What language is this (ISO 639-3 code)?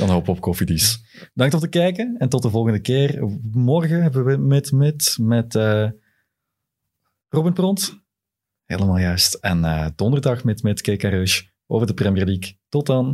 nld